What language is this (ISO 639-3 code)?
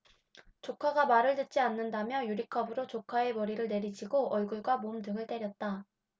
kor